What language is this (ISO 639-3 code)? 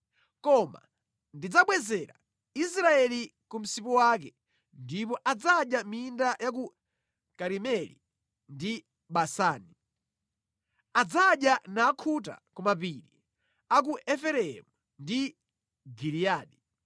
nya